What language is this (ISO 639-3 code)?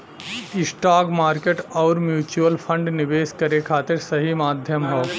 bho